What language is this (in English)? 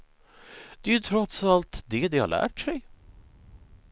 Swedish